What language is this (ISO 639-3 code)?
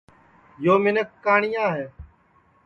ssi